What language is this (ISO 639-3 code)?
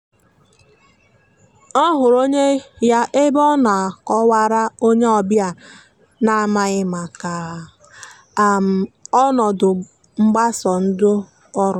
ibo